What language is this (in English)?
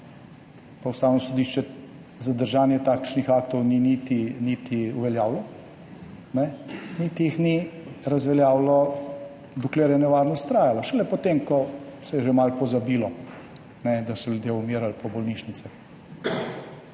Slovenian